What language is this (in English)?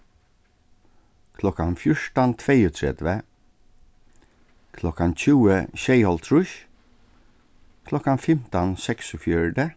Faroese